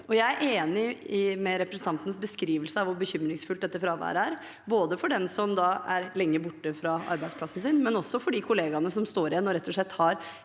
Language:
Norwegian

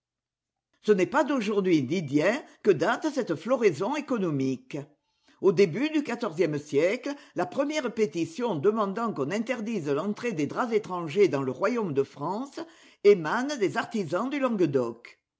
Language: French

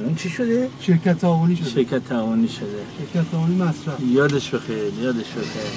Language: Persian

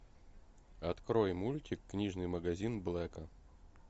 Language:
Russian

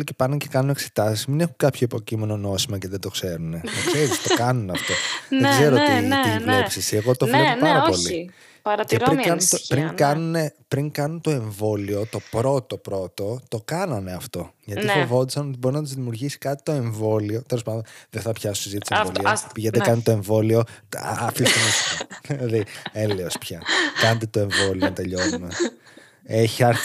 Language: Greek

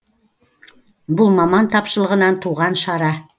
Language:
Kazakh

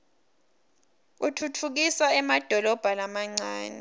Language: Swati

